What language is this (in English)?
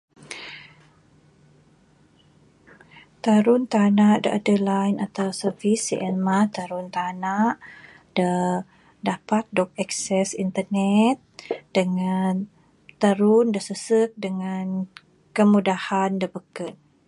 Bukar-Sadung Bidayuh